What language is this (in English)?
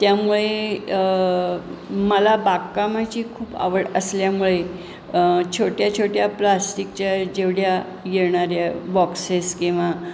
Marathi